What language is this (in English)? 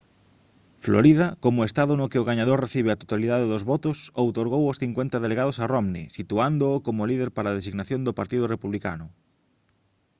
Galician